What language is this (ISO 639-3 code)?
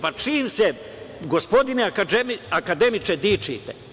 srp